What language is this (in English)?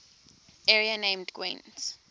English